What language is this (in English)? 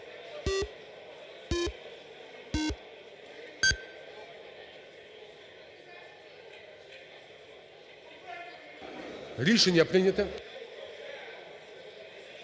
Ukrainian